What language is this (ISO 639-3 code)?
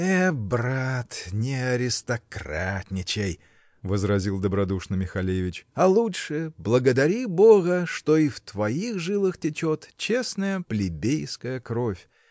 rus